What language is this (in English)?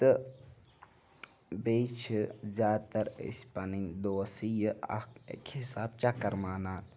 Kashmiri